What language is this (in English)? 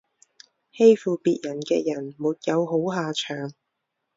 Chinese